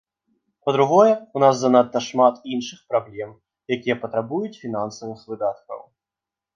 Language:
Belarusian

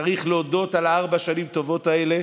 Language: Hebrew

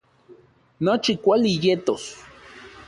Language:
Central Puebla Nahuatl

